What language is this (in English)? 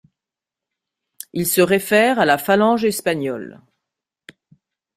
French